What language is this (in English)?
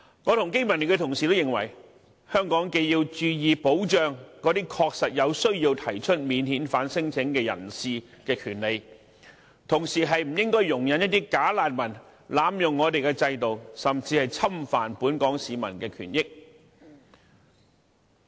Cantonese